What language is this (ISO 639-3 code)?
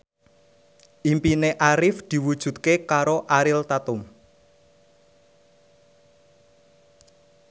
jav